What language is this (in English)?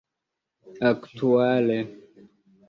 Esperanto